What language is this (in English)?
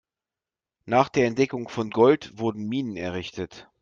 German